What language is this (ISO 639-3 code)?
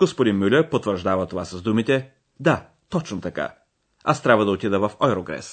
bul